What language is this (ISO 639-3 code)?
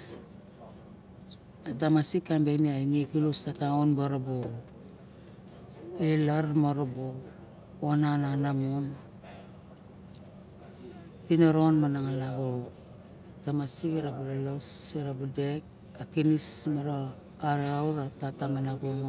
bjk